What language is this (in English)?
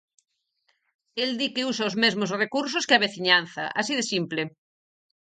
Galician